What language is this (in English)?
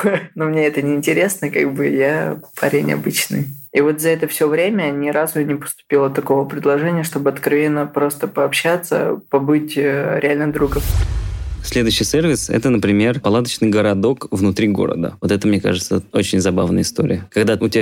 Russian